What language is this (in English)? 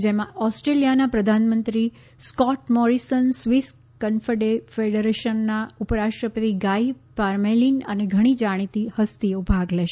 Gujarati